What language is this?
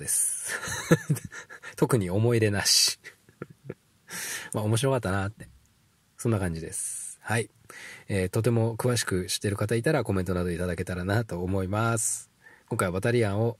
Japanese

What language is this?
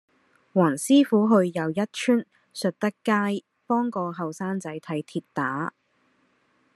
Cantonese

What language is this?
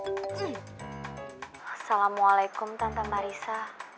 Indonesian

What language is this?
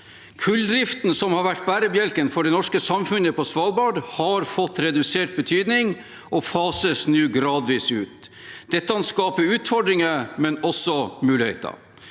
Norwegian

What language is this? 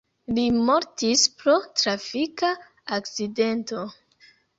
Esperanto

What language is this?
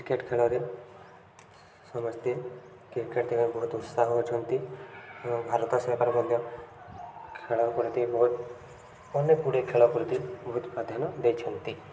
Odia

